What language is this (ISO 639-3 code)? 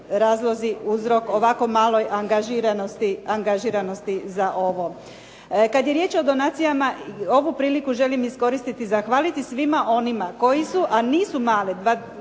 hrv